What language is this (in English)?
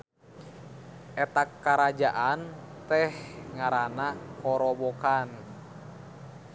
Sundanese